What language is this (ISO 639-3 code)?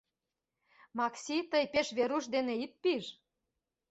chm